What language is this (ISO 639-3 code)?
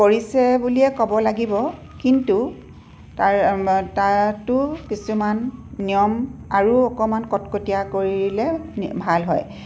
asm